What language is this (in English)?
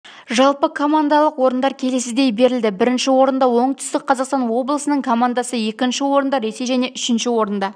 Kazakh